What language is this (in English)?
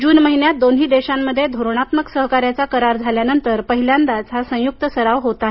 Marathi